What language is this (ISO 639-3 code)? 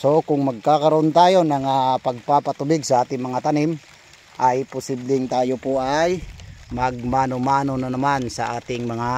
fil